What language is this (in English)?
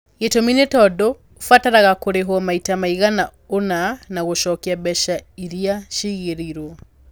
Kikuyu